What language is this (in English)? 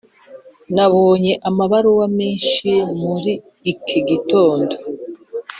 Kinyarwanda